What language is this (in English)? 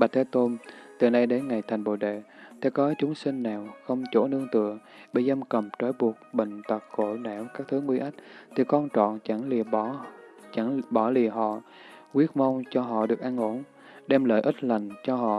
Vietnamese